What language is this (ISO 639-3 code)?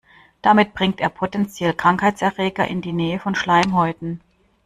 deu